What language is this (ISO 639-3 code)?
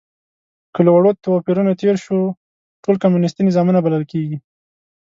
pus